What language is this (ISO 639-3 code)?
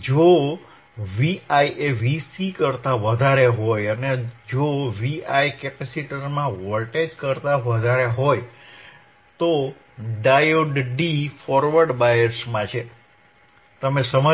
guj